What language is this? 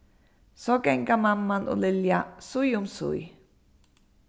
Faroese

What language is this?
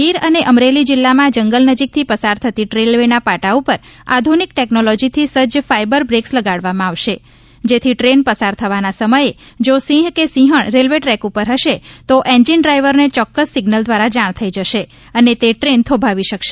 Gujarati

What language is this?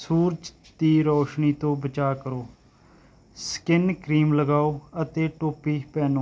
Punjabi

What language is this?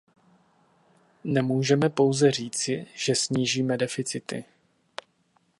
Czech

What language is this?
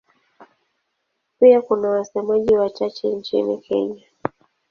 Swahili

